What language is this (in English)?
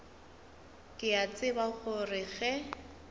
Northern Sotho